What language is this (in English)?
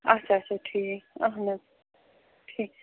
Kashmiri